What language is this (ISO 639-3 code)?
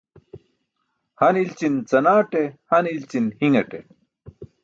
bsk